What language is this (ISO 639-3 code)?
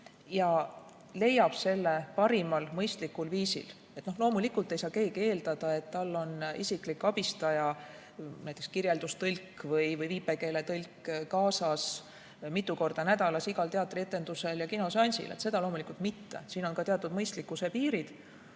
est